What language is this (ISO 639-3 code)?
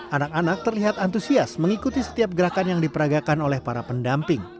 ind